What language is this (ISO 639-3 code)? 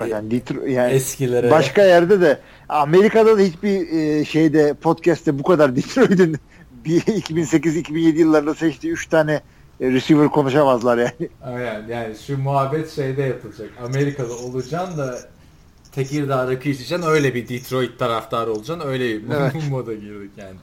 tur